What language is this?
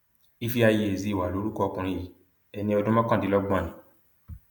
Yoruba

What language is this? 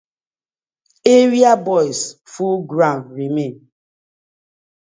Nigerian Pidgin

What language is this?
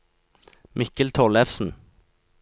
Norwegian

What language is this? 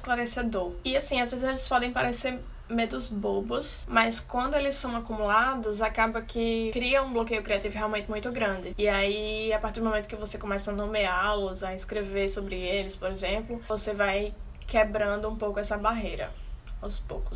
Portuguese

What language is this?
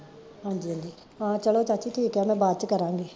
Punjabi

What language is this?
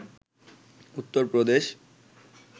Bangla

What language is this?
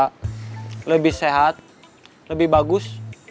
Indonesian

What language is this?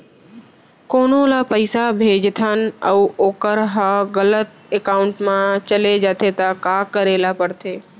Chhattisgarhi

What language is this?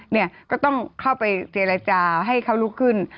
Thai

